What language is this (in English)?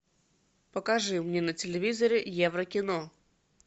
Russian